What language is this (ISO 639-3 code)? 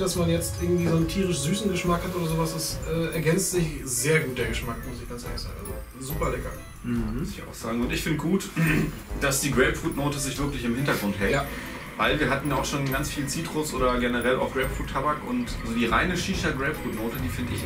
deu